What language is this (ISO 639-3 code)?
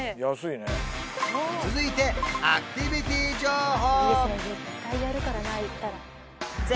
jpn